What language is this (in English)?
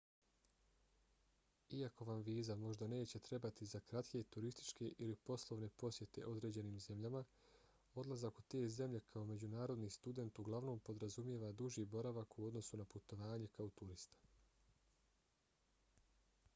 Bosnian